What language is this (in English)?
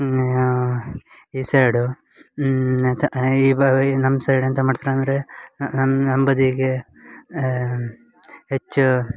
Kannada